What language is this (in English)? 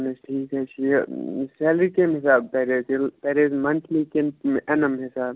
Kashmiri